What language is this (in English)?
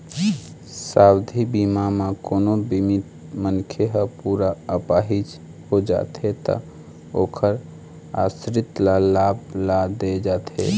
Chhattisgarhi